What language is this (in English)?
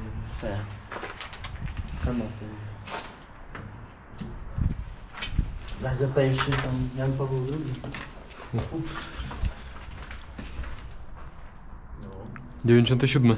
Polish